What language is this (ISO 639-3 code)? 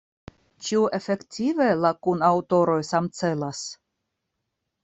epo